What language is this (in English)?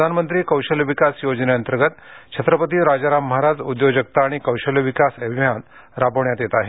Marathi